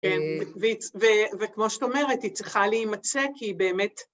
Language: Hebrew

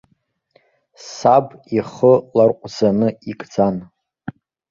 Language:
Abkhazian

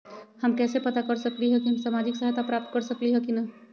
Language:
Magahi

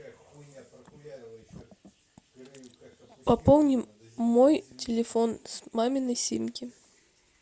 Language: Russian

